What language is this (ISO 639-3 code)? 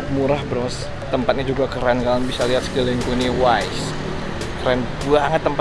ind